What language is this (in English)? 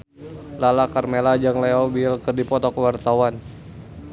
Sundanese